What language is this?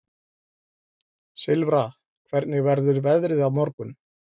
Icelandic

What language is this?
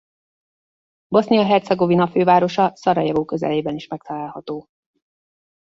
Hungarian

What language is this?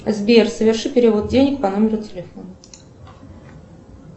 Russian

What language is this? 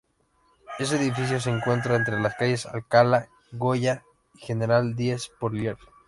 Spanish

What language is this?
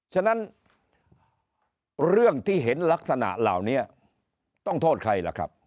Thai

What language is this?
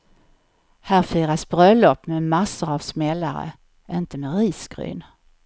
Swedish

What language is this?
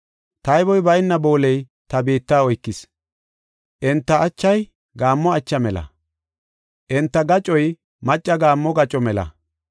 Gofa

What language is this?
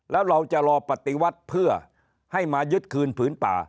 Thai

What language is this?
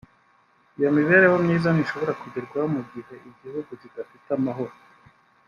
Kinyarwanda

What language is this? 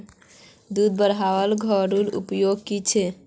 Magahi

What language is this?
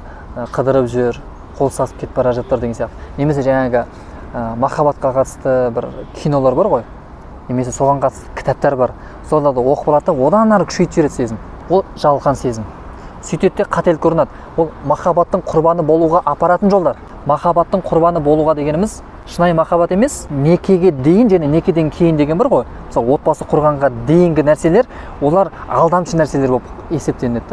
Turkish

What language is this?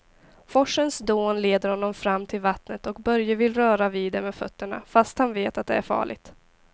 Swedish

